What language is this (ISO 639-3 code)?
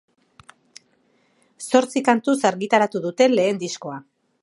eus